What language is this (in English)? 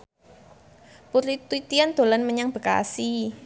Javanese